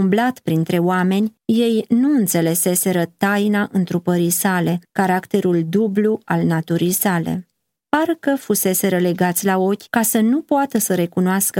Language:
Romanian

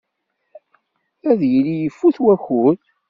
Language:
Kabyle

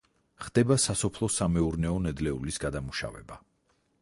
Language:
Georgian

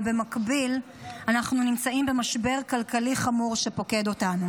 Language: Hebrew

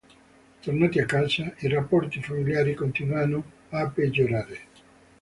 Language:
Italian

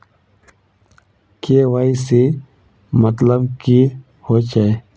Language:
Magahi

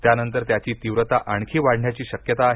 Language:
Marathi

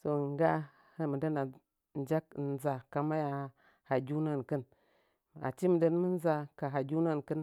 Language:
Nzanyi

